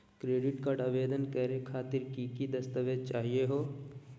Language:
Magahi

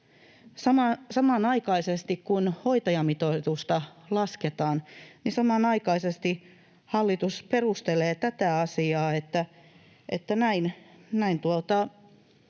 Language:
Finnish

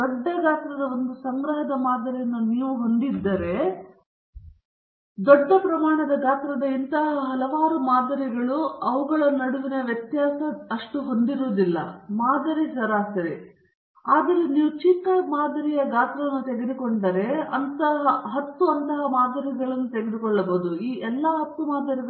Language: Kannada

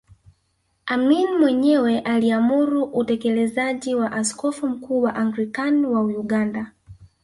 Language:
Swahili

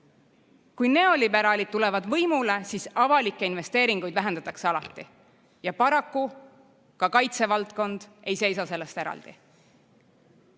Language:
Estonian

